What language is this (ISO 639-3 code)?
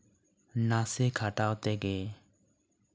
sat